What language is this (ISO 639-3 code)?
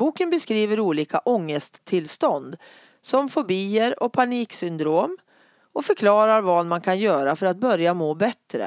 swe